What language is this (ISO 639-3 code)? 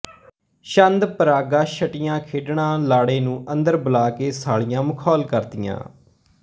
pan